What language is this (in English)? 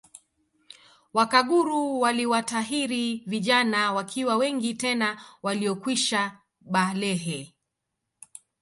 Swahili